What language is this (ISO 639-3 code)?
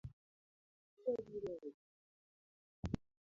luo